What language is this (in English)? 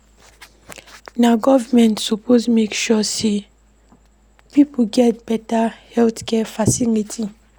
Nigerian Pidgin